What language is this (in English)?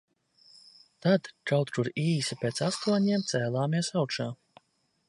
Latvian